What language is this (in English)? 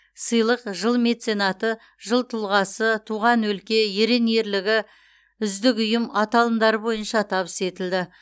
Kazakh